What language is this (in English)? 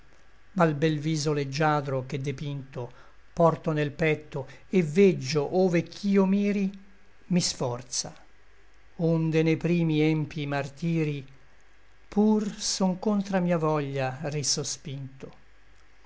Italian